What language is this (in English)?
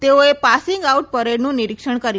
Gujarati